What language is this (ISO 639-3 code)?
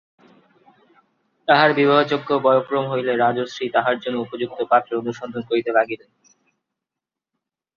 ben